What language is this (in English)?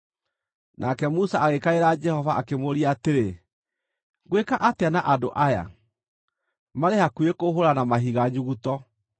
Kikuyu